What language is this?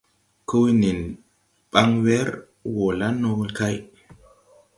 Tupuri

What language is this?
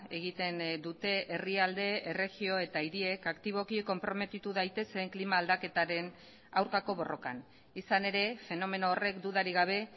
Basque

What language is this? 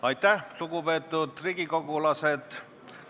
Estonian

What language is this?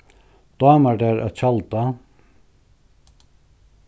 Faroese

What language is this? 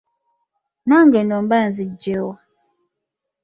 Ganda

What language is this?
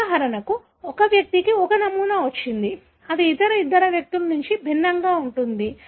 Telugu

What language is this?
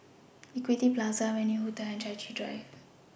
English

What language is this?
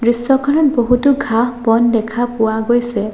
Assamese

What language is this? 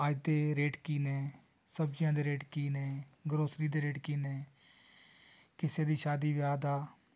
Punjabi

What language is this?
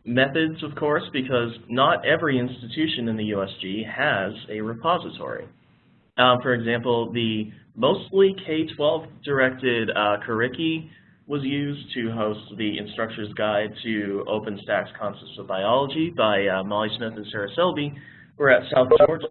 English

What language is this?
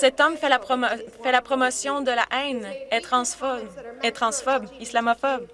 French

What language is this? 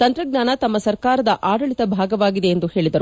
Kannada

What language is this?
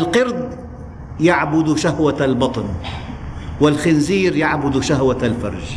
Arabic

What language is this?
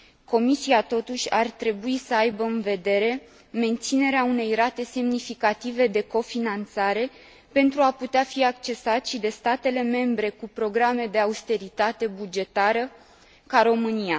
Romanian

